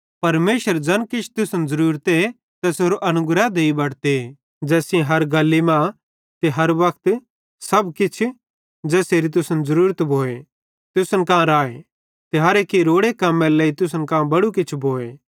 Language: Bhadrawahi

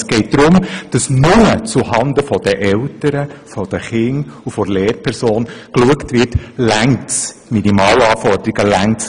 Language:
Swiss German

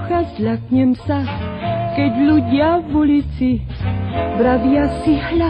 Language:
Czech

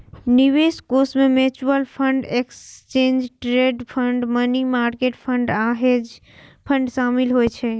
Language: Maithili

